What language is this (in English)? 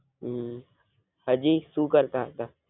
Gujarati